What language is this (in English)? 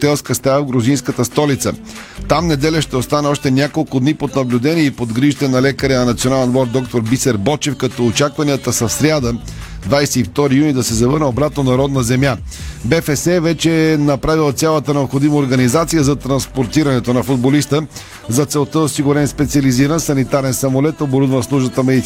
Bulgarian